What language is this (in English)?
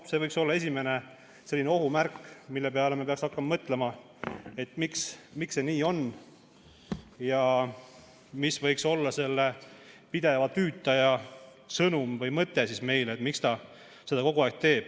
Estonian